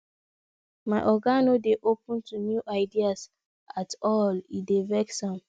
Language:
Nigerian Pidgin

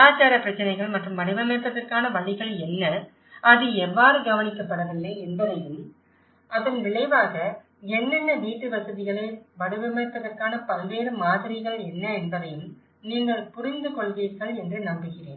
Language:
Tamil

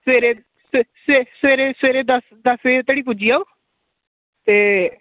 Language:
Dogri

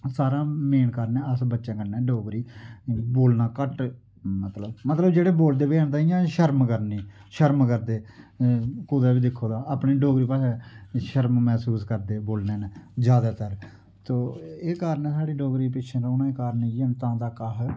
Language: Dogri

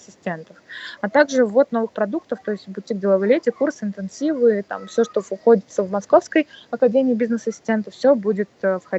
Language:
Russian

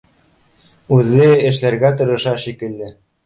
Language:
Bashkir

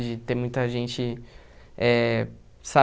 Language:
Portuguese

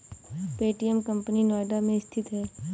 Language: Hindi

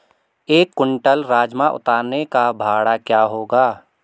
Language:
Hindi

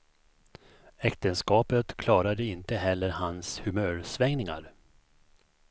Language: Swedish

